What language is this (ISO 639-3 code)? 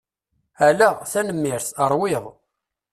kab